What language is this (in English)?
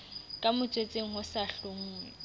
Southern Sotho